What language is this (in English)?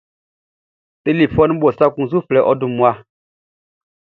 Baoulé